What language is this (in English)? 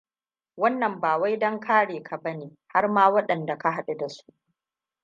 Hausa